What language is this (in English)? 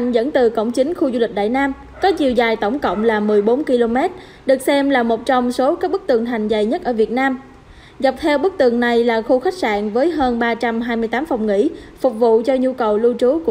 Vietnamese